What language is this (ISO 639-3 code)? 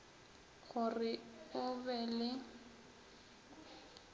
nso